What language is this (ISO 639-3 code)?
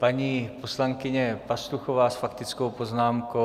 ces